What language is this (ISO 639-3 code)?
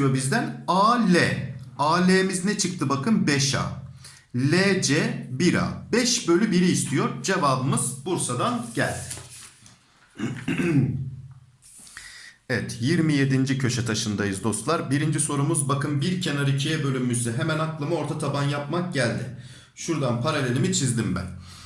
tur